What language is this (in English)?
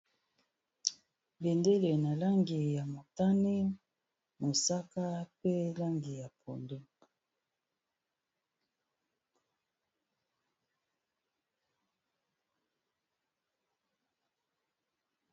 Lingala